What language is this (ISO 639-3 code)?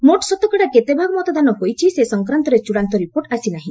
ori